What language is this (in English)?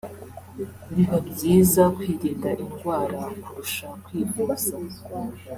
Kinyarwanda